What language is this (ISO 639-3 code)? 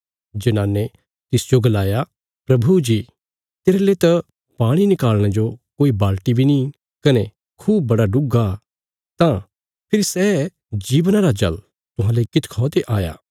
kfs